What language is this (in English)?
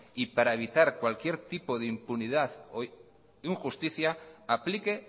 Spanish